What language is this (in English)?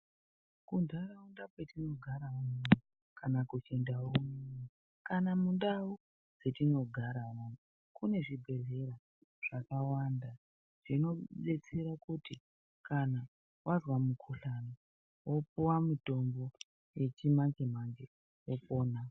Ndau